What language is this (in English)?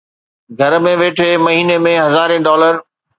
Sindhi